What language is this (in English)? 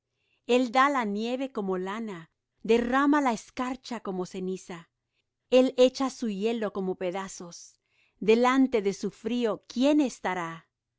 Spanish